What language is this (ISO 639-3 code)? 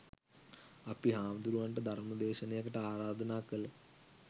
sin